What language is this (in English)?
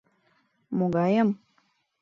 Mari